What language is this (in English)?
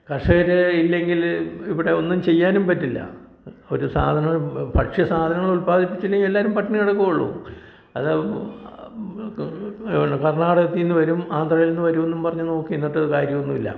Malayalam